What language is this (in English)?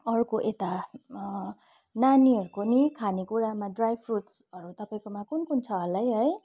Nepali